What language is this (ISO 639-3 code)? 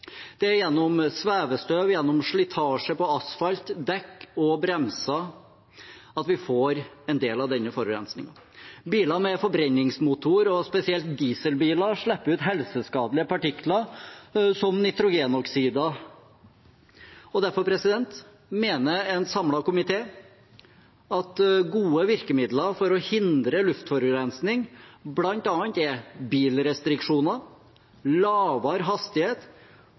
nob